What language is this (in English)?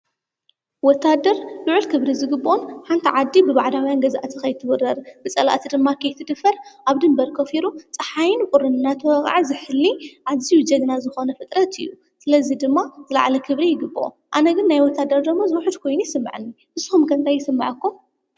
Tigrinya